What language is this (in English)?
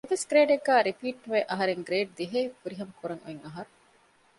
Divehi